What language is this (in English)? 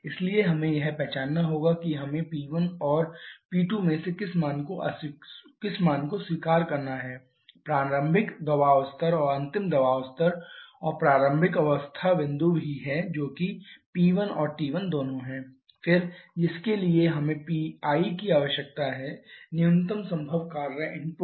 Hindi